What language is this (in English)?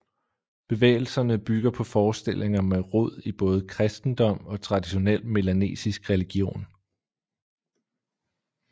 Danish